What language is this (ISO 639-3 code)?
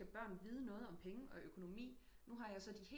dan